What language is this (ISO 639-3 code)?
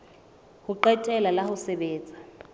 sot